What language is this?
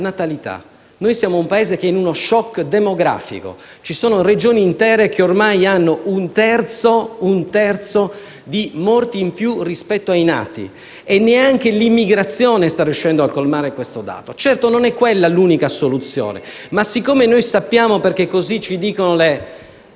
Italian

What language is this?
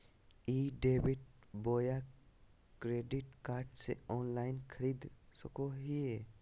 Magahi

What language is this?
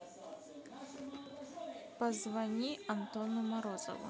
Russian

